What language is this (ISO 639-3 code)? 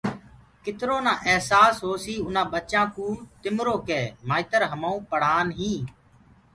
ggg